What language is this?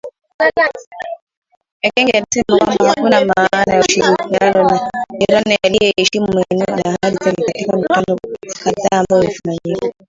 Swahili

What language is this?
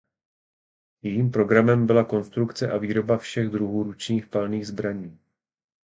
Czech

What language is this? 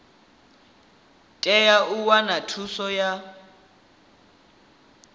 Venda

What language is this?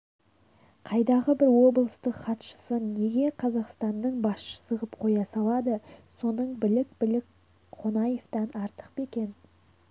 Kazakh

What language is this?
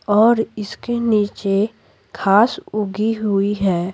Hindi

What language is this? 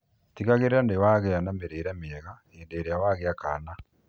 Kikuyu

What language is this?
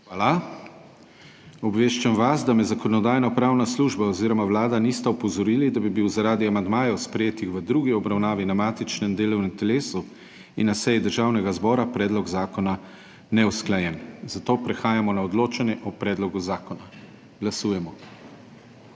Slovenian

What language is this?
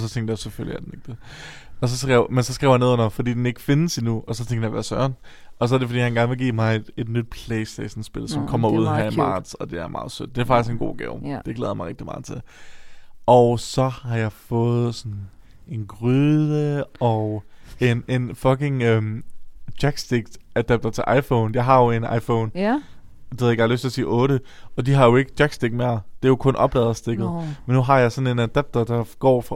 Danish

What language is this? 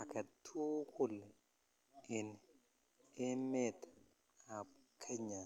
Kalenjin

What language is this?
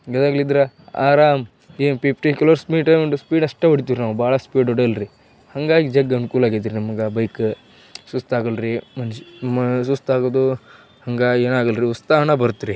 Kannada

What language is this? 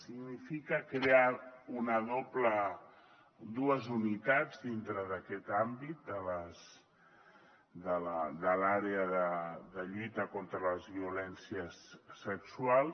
Catalan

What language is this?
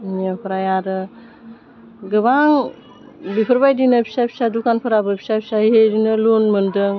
Bodo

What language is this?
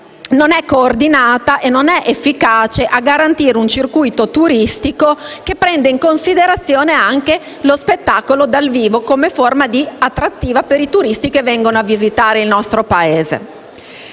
Italian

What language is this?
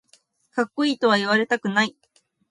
Japanese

